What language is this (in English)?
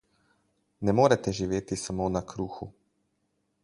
Slovenian